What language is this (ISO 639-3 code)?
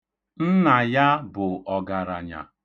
ibo